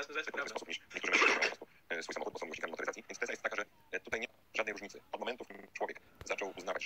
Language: Polish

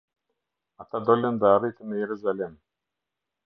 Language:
Albanian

